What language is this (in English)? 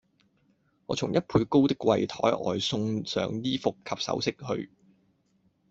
Cantonese